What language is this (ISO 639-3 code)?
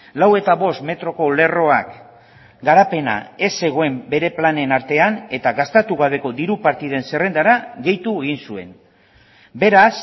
eus